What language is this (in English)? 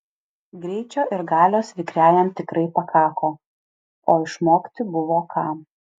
Lithuanian